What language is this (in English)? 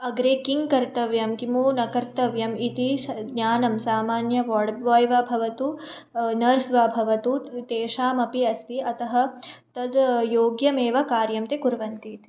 Sanskrit